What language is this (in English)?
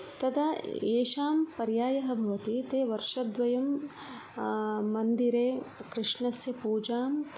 Sanskrit